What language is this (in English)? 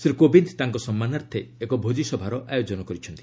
Odia